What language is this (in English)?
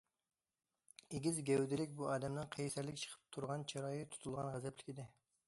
Uyghur